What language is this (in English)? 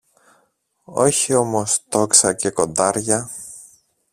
Greek